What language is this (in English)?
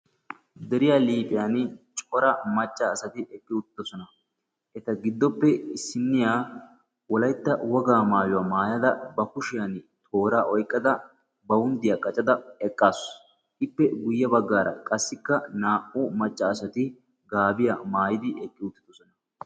Wolaytta